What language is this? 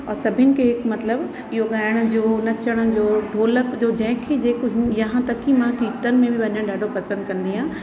Sindhi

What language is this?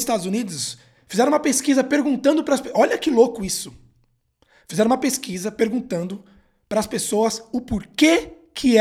Portuguese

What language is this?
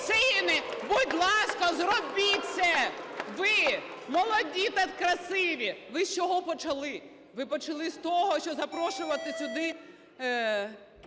Ukrainian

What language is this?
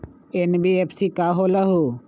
Magahi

